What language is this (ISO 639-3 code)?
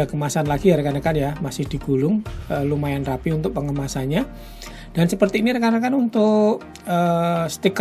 ind